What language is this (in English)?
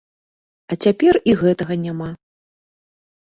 Belarusian